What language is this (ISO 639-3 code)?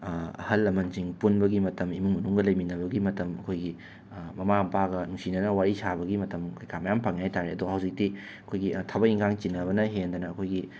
mni